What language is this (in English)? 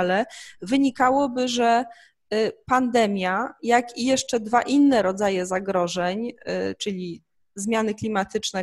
Polish